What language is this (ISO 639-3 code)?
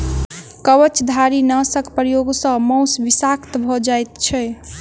mai